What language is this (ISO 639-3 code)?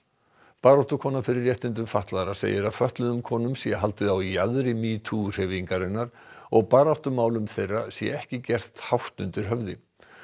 isl